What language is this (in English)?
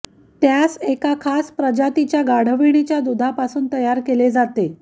Marathi